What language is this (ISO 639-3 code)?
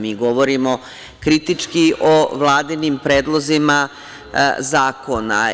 srp